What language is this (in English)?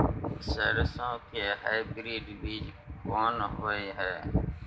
Maithili